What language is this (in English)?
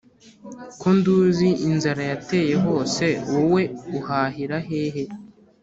Kinyarwanda